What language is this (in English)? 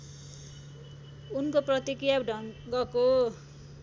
Nepali